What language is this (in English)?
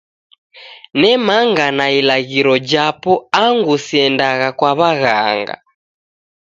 Taita